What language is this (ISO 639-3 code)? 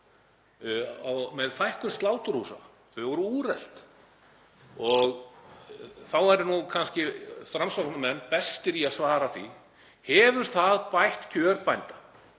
isl